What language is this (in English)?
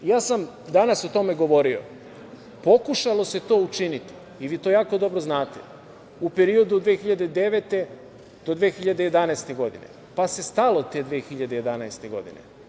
Serbian